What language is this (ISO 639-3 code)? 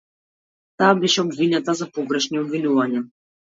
mkd